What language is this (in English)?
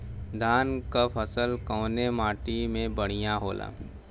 Bhojpuri